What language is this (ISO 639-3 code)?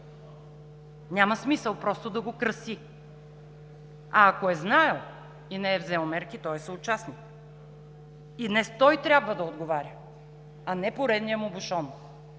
bul